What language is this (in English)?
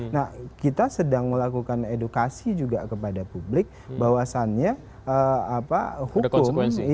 Indonesian